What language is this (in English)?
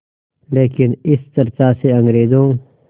Hindi